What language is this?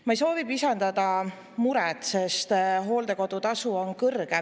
Estonian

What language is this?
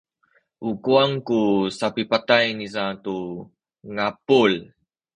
Sakizaya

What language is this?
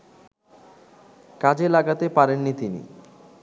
Bangla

